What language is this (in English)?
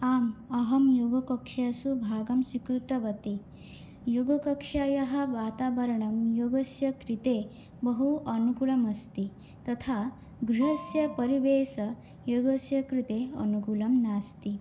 Sanskrit